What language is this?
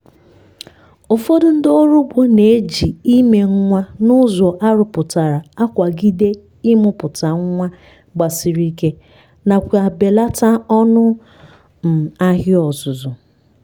Igbo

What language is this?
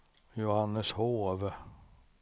Swedish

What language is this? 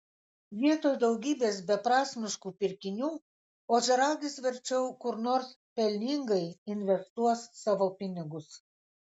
Lithuanian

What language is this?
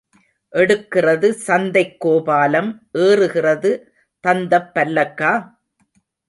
Tamil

